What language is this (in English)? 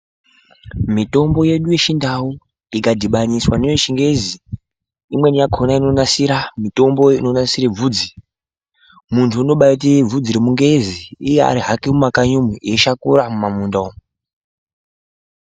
Ndau